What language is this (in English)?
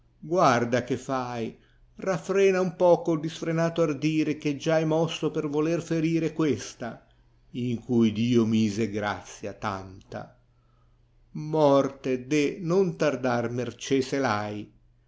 Italian